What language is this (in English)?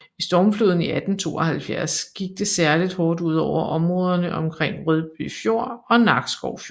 Danish